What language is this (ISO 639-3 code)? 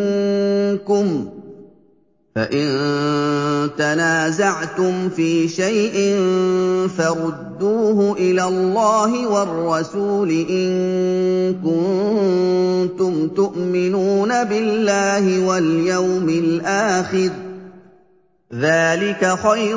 ara